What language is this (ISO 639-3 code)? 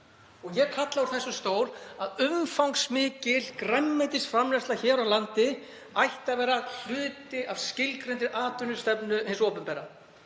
isl